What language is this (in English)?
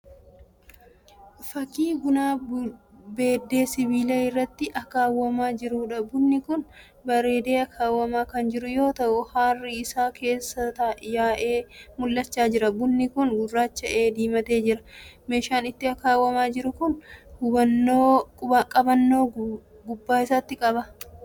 Oromo